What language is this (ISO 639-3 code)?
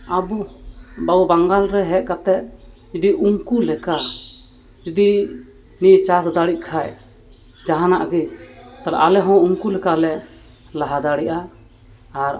sat